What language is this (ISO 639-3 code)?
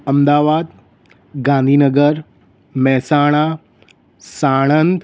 guj